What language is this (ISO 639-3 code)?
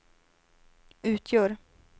swe